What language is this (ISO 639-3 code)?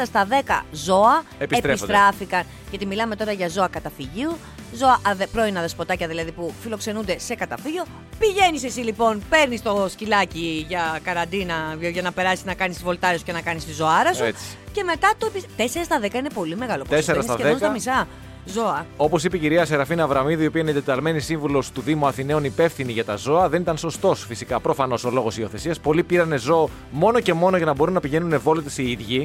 ell